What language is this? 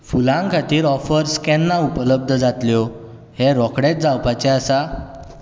Konkani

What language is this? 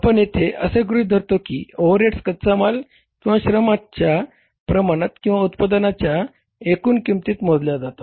Marathi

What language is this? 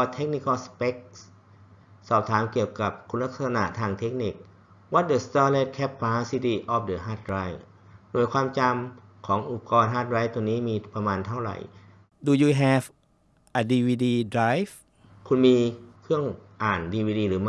Thai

